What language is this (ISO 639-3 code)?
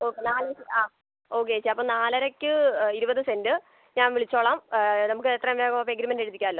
mal